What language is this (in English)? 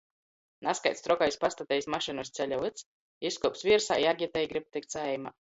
Latgalian